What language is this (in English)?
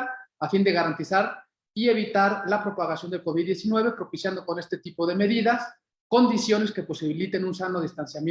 Spanish